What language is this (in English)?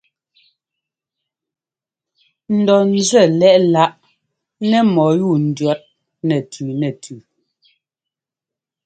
Ngomba